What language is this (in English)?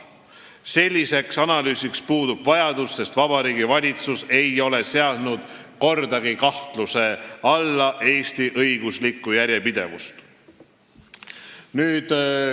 Estonian